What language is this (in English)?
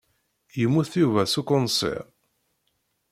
Kabyle